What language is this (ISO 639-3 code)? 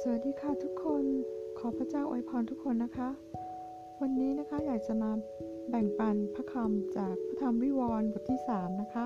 tha